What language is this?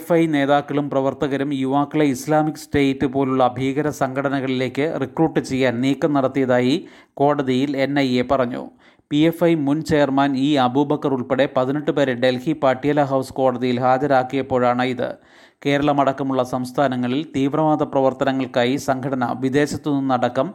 Malayalam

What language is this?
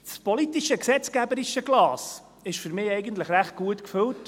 Swiss German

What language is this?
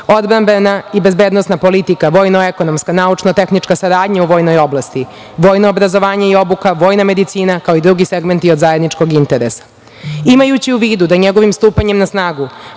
Serbian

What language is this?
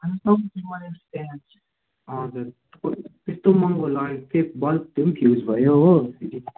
Nepali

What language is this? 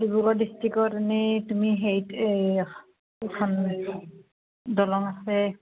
Assamese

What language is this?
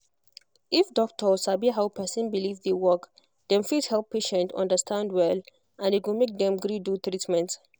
Nigerian Pidgin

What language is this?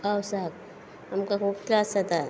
Konkani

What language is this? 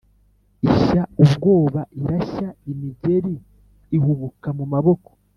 Kinyarwanda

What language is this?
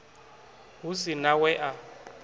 Venda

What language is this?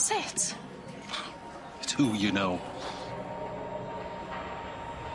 Welsh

